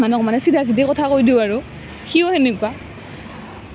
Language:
Assamese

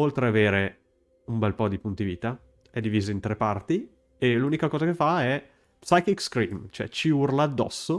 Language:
Italian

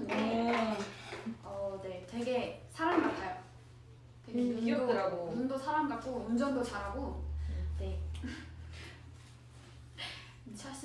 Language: Korean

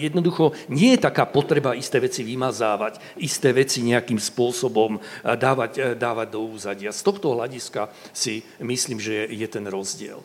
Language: Slovak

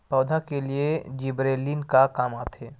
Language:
Chhattisgarhi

